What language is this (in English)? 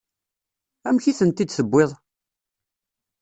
Kabyle